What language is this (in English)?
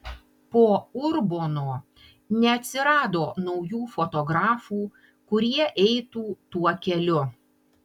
Lithuanian